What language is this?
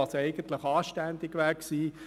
Swiss German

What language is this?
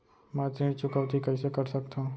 Chhattisgarhi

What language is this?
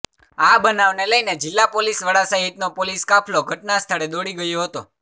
Gujarati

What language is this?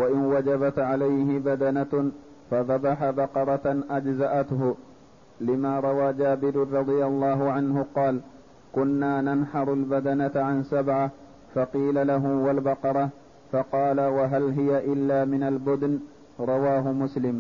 Arabic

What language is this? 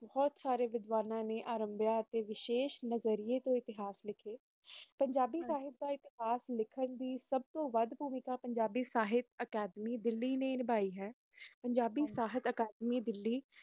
Punjabi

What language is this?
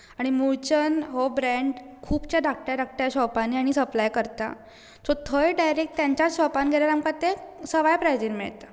Konkani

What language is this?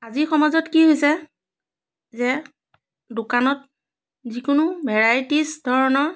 Assamese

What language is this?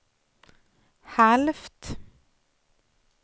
Swedish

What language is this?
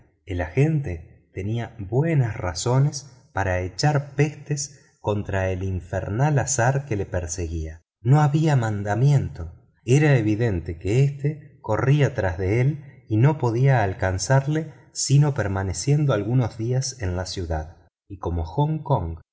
Spanish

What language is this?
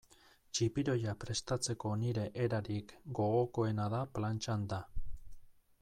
Basque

